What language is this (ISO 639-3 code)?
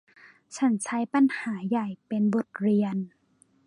tha